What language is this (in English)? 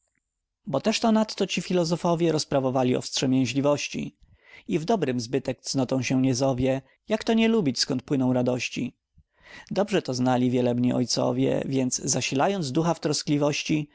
Polish